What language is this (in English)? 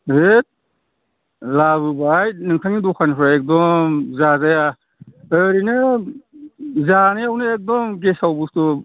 Bodo